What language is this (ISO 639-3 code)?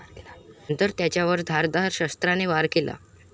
mar